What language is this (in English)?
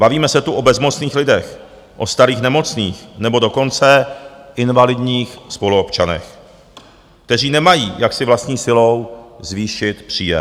Czech